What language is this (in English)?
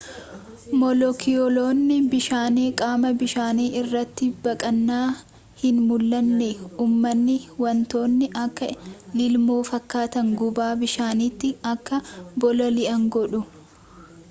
Oromo